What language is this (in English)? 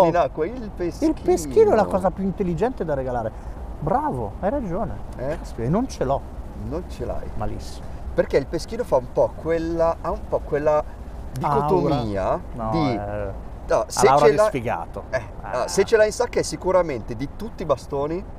Italian